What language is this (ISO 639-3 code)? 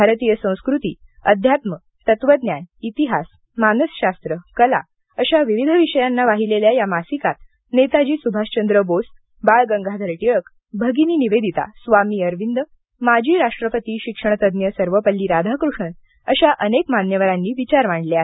mar